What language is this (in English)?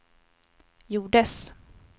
Swedish